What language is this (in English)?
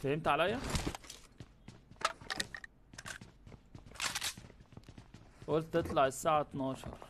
Arabic